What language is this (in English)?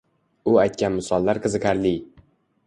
Uzbek